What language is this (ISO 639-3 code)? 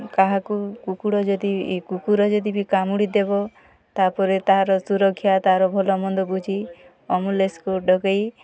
ori